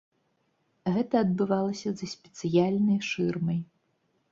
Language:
Belarusian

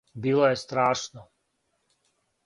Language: Serbian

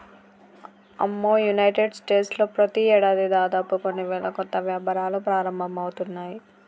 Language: Telugu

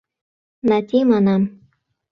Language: Mari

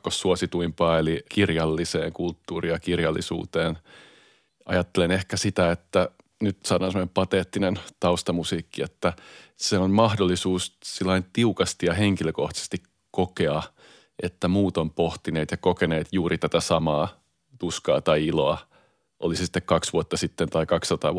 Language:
Finnish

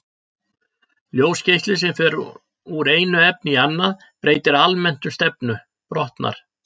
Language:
Icelandic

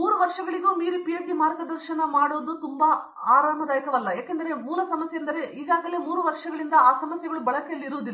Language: Kannada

